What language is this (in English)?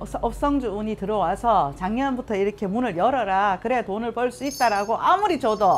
Korean